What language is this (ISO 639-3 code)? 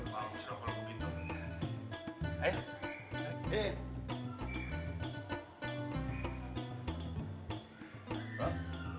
ind